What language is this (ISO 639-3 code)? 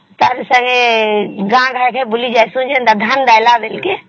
ori